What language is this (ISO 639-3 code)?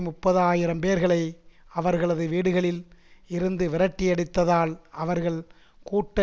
tam